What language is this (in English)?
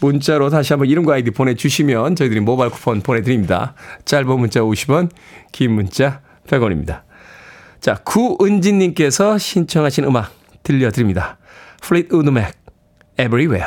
Korean